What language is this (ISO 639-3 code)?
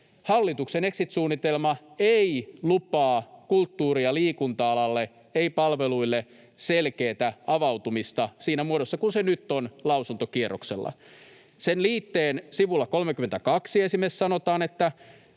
fin